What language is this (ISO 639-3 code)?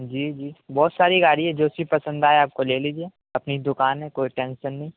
urd